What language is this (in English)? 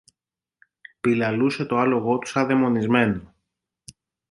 Greek